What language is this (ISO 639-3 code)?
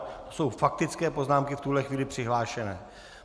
ces